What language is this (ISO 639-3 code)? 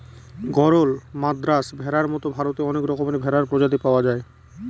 ben